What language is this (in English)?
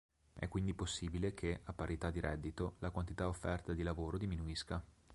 Italian